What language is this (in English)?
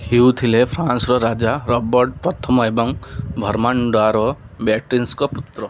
Odia